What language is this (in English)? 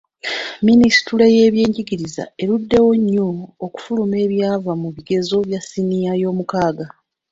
Ganda